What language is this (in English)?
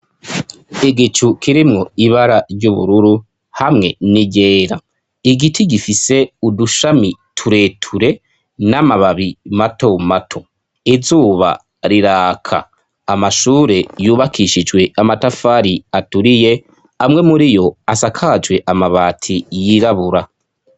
Rundi